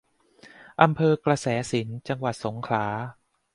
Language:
Thai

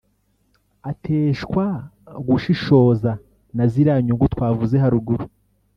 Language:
Kinyarwanda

